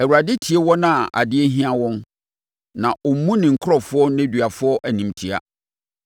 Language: Akan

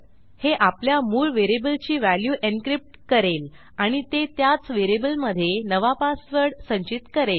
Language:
Marathi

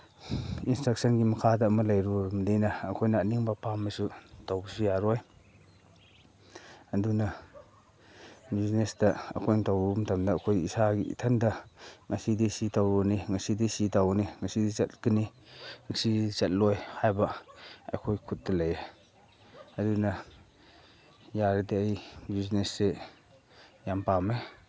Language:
Manipuri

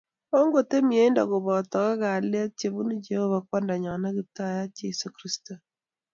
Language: Kalenjin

